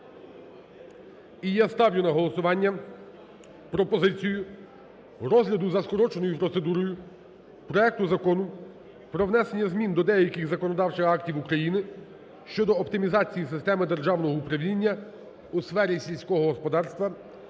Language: Ukrainian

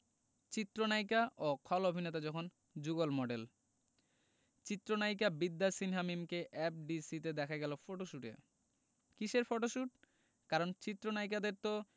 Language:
Bangla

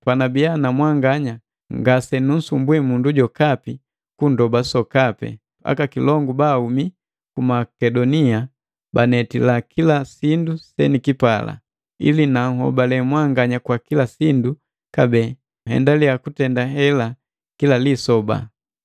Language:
Matengo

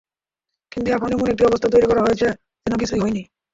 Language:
Bangla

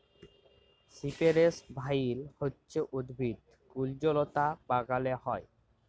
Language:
Bangla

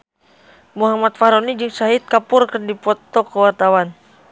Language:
Sundanese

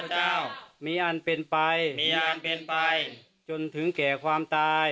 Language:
Thai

